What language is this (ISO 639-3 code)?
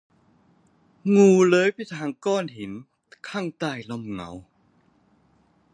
tha